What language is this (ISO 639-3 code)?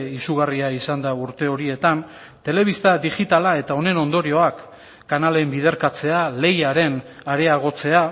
eus